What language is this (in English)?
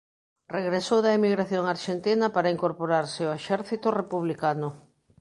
Galician